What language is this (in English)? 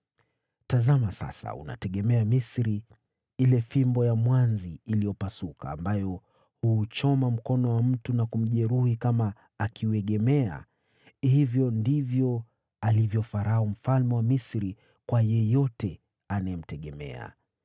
Swahili